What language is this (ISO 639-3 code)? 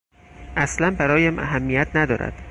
fas